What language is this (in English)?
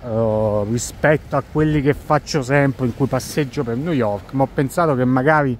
Italian